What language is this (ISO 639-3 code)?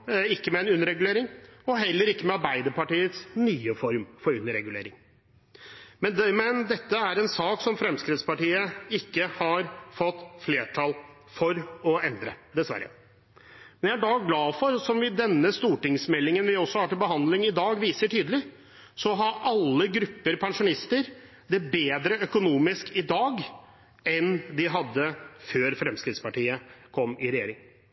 nob